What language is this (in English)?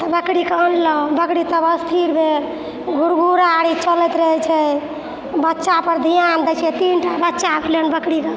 Maithili